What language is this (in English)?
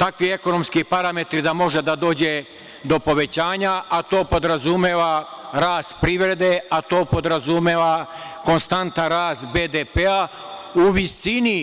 Serbian